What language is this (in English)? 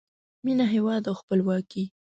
Pashto